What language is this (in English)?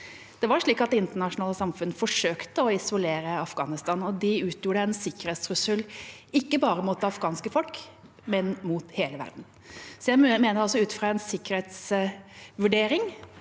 Norwegian